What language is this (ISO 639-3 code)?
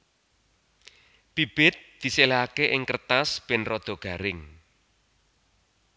jav